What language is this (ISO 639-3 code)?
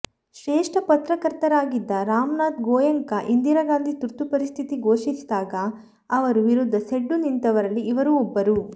kan